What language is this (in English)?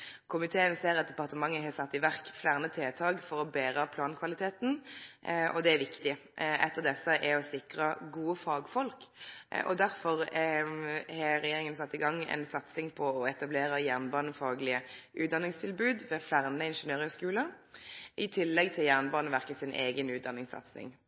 Norwegian Nynorsk